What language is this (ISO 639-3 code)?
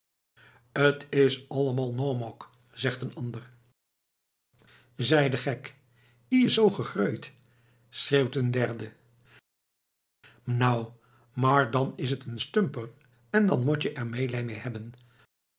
nld